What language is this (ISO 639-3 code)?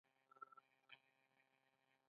pus